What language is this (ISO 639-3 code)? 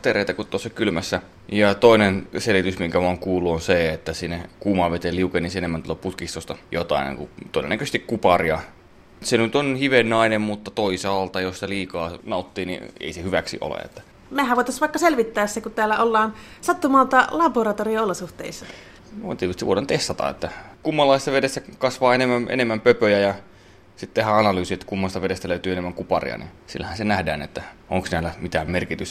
fin